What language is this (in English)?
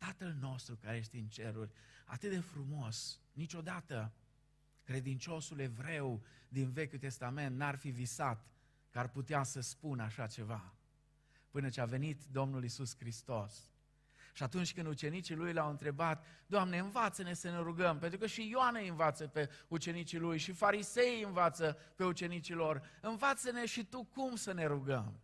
Romanian